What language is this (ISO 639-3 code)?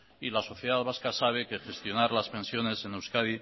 spa